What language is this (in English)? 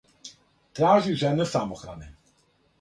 Serbian